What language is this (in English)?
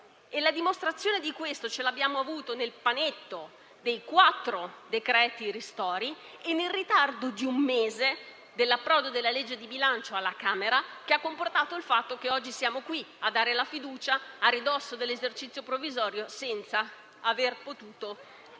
Italian